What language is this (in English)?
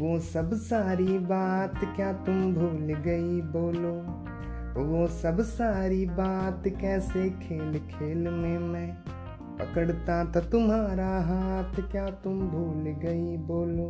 Hindi